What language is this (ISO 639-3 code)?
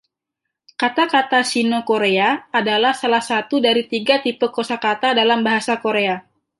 ind